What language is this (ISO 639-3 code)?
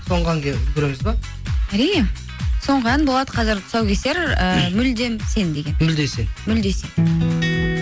kaz